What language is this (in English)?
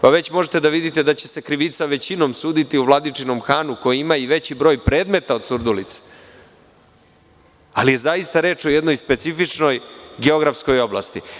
Serbian